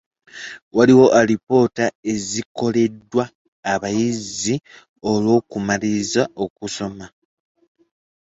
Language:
Ganda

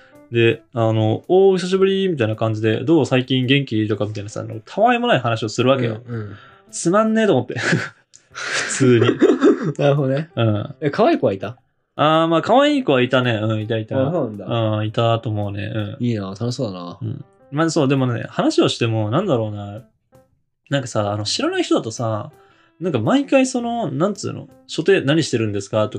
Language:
Japanese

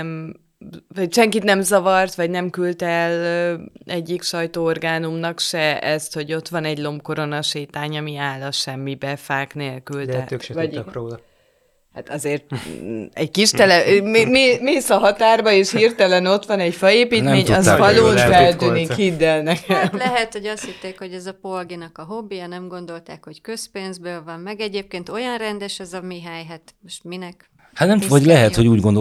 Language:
Hungarian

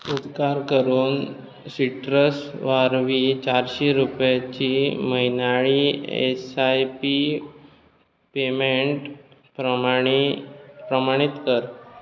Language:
Konkani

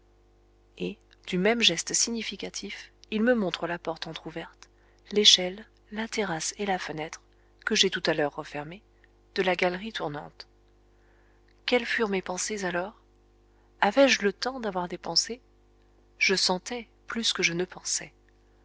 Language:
French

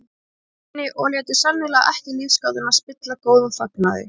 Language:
Icelandic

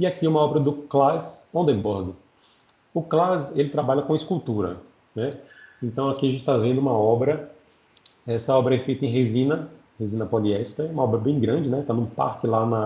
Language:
Portuguese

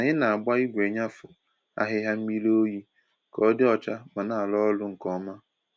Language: Igbo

